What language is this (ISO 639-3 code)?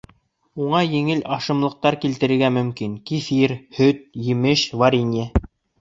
bak